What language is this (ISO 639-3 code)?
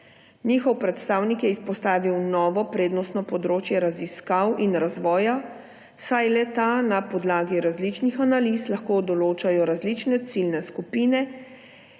slv